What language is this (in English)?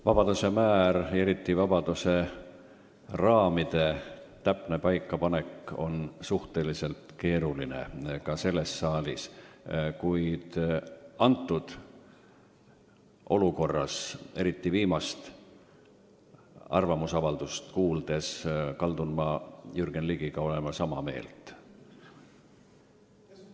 Estonian